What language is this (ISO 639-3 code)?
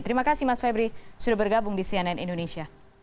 ind